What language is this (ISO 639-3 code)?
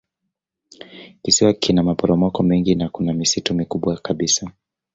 swa